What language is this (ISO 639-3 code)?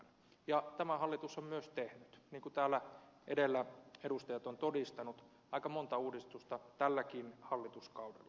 fin